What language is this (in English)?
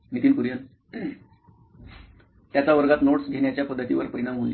Marathi